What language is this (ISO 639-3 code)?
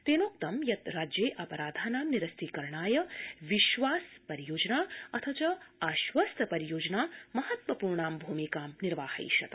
san